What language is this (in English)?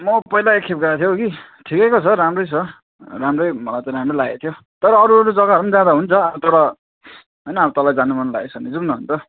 Nepali